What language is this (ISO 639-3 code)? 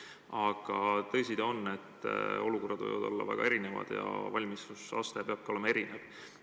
est